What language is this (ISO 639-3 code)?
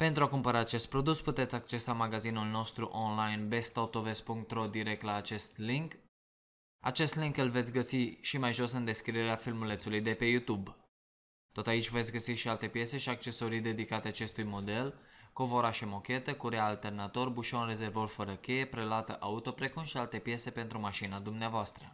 ron